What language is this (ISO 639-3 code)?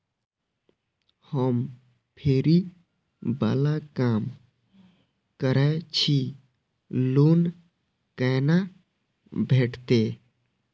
mai